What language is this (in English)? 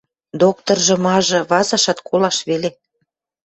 Western Mari